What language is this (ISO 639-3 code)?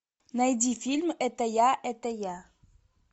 rus